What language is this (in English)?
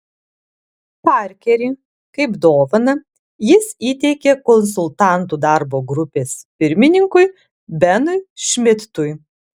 Lithuanian